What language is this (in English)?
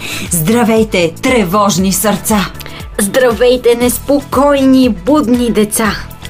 Bulgarian